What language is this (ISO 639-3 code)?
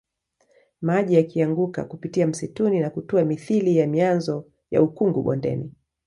swa